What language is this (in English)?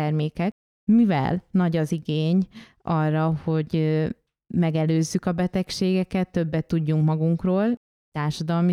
Hungarian